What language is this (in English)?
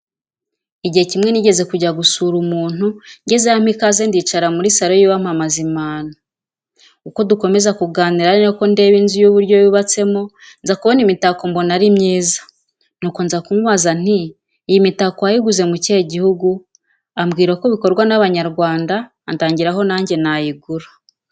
Kinyarwanda